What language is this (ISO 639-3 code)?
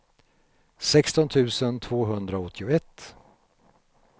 swe